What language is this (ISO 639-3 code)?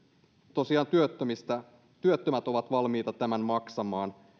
fin